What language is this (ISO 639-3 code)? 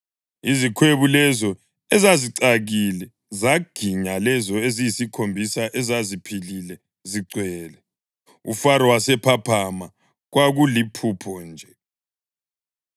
nde